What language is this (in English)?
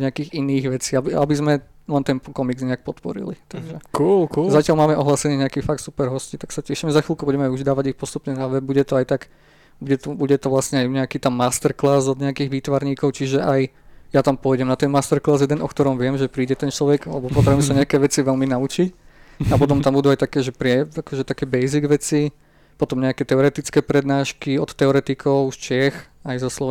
Slovak